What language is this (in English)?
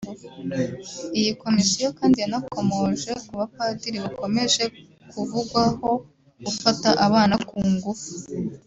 Kinyarwanda